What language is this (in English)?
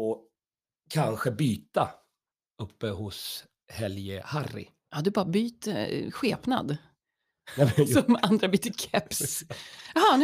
Swedish